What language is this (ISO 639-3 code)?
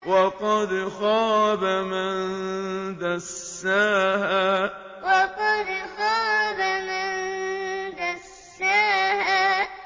ara